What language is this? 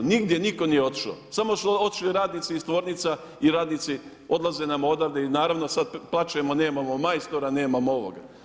Croatian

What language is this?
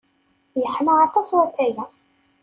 Kabyle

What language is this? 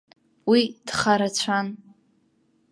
Abkhazian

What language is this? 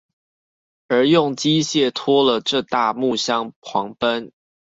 Chinese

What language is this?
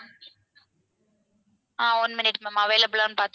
Tamil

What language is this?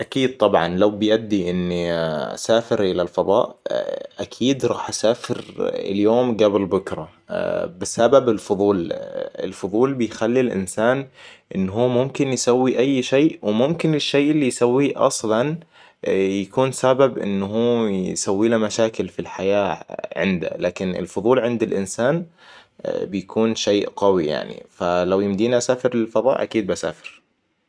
Hijazi Arabic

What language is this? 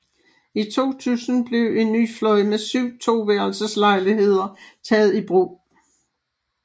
Danish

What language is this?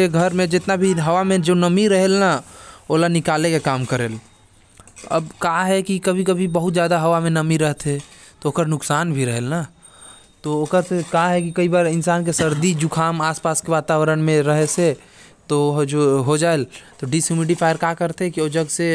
Korwa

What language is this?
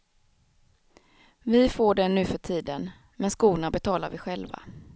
Swedish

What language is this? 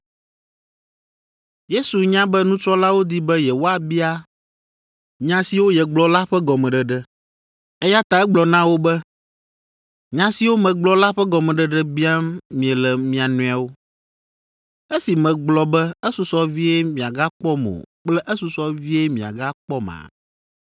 Ewe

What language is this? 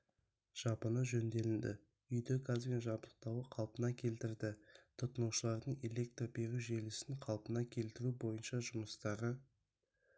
Kazakh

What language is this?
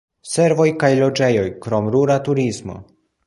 Esperanto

